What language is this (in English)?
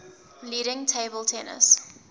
English